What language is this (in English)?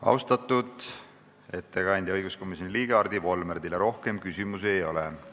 Estonian